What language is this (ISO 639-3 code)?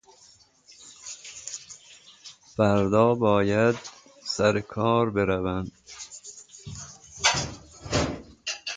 fas